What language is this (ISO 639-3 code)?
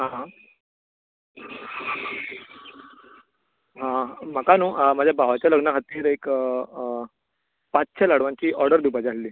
kok